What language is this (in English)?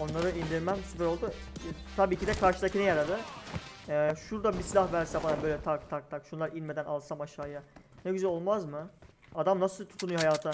Turkish